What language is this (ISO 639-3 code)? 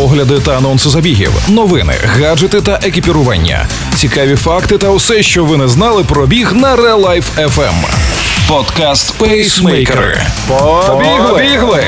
ukr